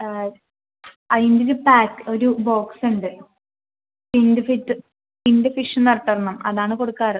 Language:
Malayalam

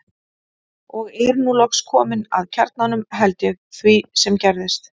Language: Icelandic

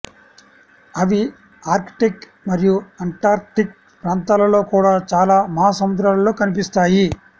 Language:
Telugu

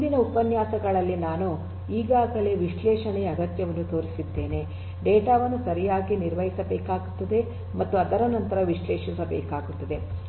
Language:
Kannada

